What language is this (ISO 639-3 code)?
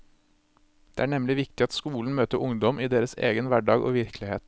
nor